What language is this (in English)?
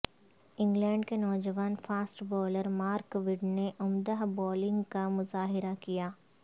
Urdu